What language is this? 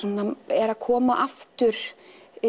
Icelandic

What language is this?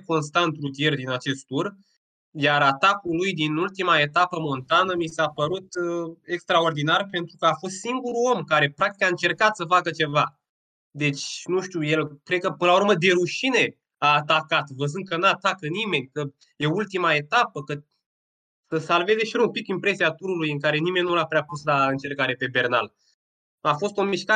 Romanian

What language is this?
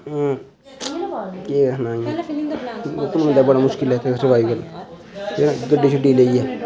Dogri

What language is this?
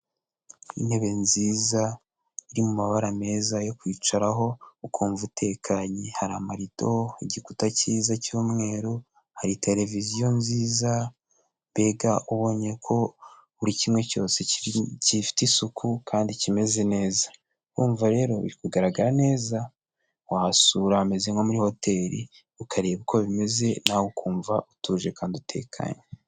Kinyarwanda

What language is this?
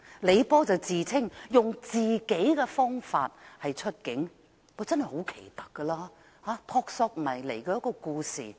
Cantonese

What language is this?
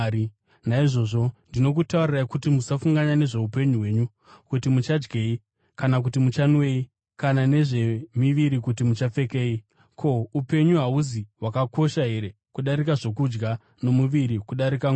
Shona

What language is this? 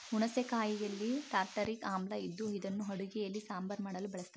Kannada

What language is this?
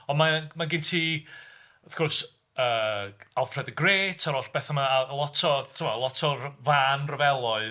Welsh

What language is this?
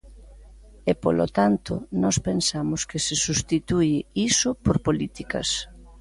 Galician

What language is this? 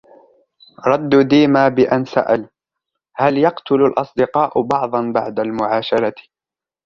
Arabic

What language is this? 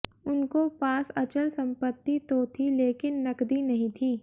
Hindi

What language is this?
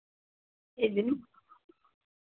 Dogri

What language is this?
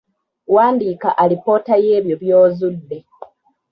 Ganda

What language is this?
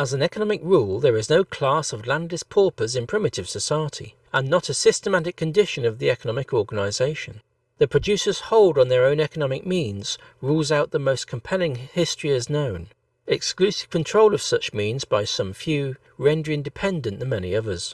English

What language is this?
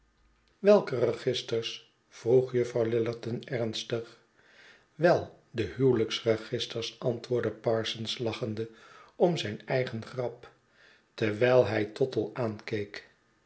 Dutch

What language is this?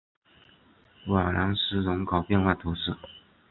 Chinese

